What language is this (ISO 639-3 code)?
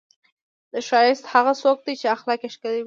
pus